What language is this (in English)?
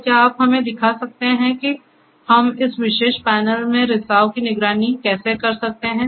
Hindi